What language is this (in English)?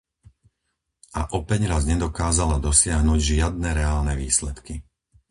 Slovak